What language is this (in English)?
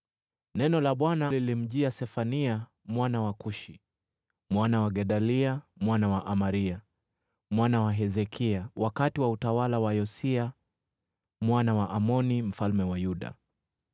Swahili